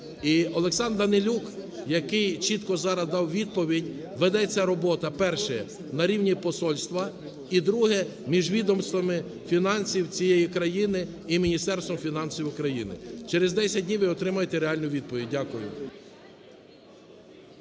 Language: Ukrainian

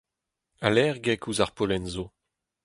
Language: Breton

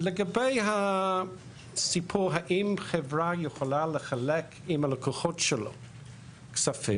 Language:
Hebrew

